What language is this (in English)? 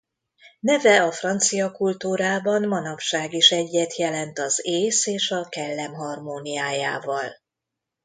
Hungarian